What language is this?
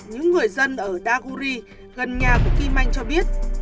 Vietnamese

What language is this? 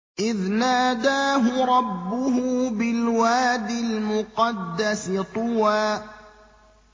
Arabic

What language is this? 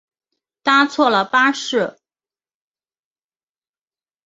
Chinese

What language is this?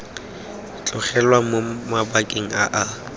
Tswana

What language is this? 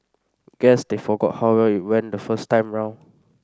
English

